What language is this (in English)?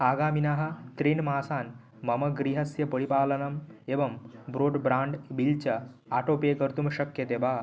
Sanskrit